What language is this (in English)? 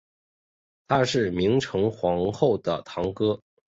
Chinese